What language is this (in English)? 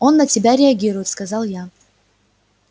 Russian